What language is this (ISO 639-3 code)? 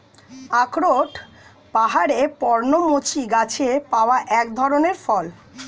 ben